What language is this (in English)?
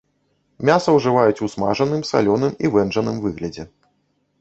Belarusian